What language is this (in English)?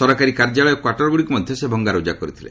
Odia